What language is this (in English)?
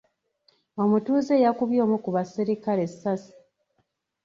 Ganda